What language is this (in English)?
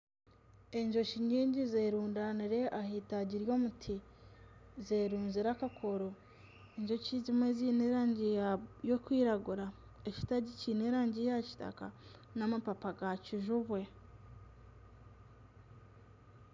Nyankole